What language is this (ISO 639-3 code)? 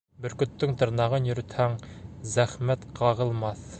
bak